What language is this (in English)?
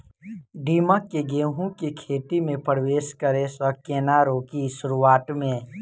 Maithili